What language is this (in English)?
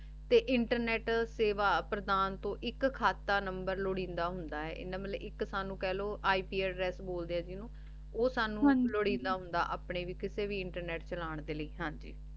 Punjabi